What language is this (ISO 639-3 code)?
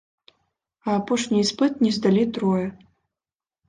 bel